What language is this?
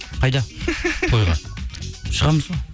Kazakh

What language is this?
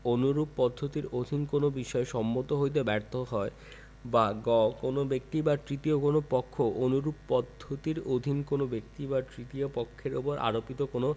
Bangla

